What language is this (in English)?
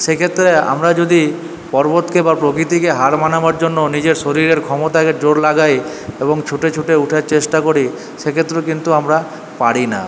Bangla